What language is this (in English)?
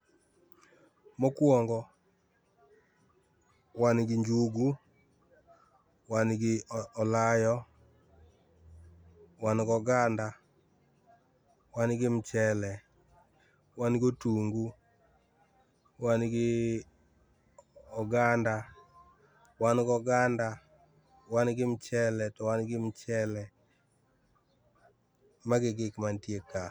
Luo (Kenya and Tanzania)